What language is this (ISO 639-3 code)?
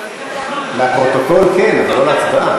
heb